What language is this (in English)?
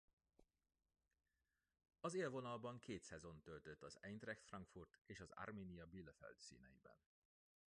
Hungarian